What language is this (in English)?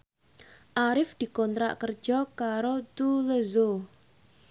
Javanese